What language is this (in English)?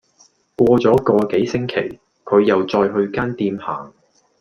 Cantonese